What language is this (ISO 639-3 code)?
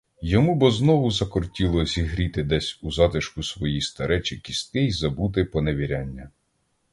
ukr